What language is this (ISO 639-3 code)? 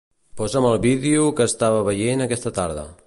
cat